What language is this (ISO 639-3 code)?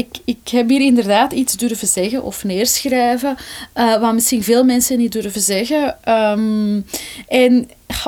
nld